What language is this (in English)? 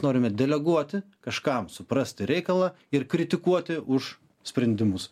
Lithuanian